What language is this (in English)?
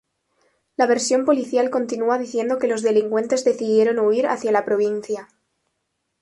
Spanish